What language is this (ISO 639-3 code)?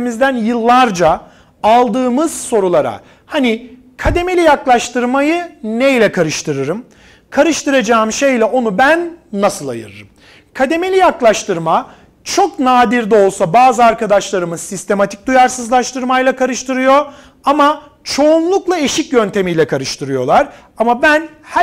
tur